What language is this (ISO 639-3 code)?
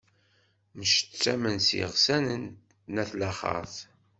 kab